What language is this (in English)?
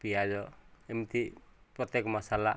Odia